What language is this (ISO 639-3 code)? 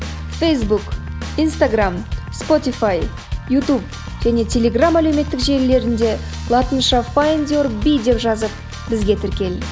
kaz